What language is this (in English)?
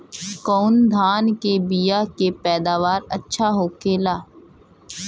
Bhojpuri